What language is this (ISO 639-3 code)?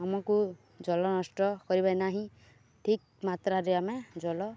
ori